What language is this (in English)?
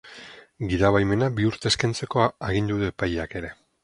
Basque